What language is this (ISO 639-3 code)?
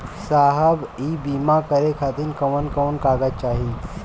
bho